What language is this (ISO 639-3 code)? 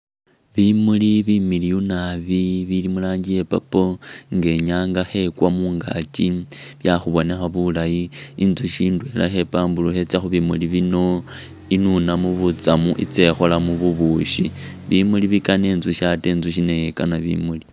myx